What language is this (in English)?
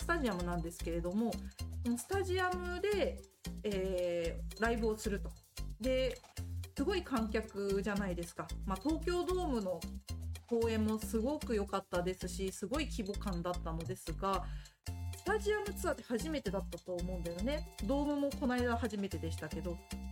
Japanese